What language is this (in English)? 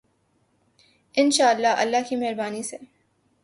Urdu